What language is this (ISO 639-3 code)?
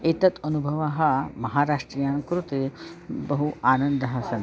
san